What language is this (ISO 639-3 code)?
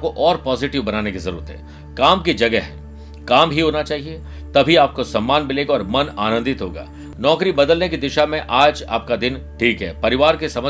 hin